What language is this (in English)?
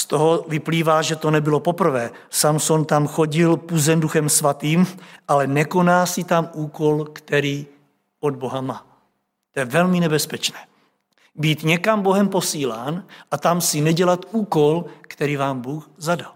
Czech